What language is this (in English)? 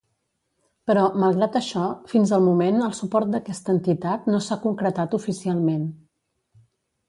Catalan